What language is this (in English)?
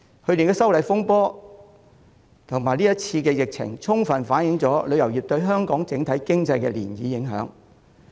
Cantonese